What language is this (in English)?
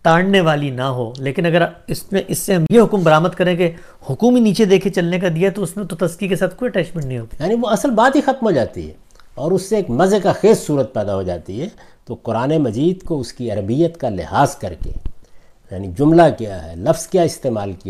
Urdu